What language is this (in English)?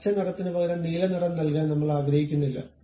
Malayalam